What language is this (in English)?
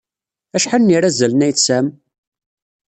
Kabyle